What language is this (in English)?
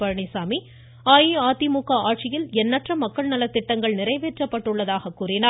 Tamil